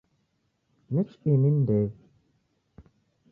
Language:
Taita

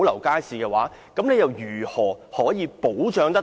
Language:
Cantonese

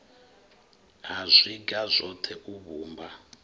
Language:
Venda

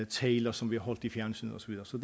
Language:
Danish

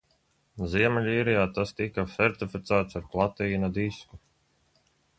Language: Latvian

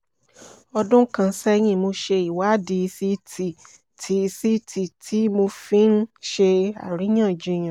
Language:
Yoruba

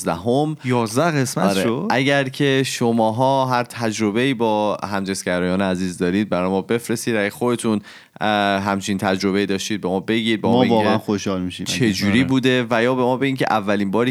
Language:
Persian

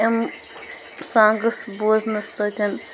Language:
Kashmiri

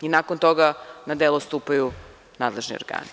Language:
Serbian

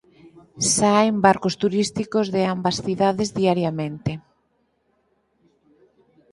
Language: Galician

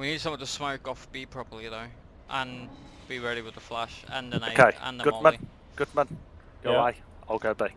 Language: English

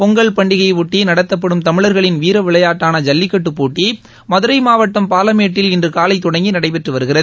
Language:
Tamil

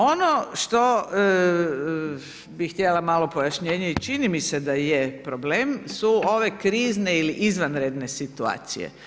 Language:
Croatian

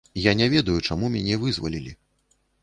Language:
Belarusian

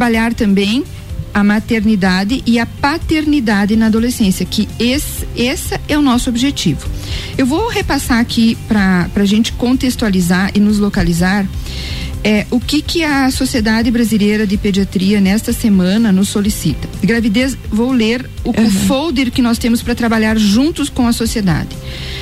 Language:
Portuguese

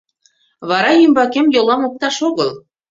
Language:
Mari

